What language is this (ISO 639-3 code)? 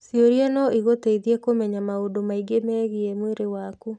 kik